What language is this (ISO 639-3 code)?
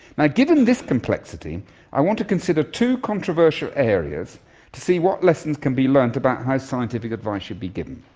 eng